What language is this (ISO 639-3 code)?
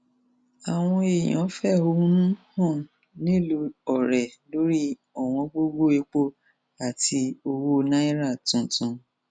yor